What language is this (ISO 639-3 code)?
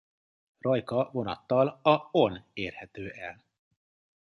hun